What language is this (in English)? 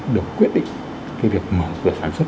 Vietnamese